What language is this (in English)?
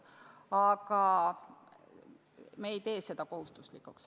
Estonian